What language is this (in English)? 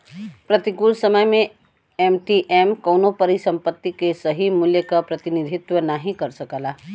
Bhojpuri